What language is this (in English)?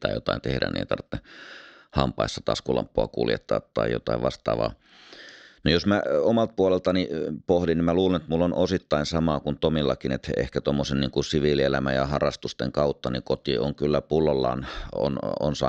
Finnish